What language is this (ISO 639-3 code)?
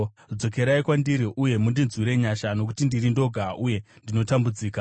sna